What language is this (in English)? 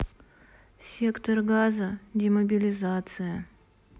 Russian